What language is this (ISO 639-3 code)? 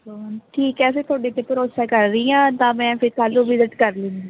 pan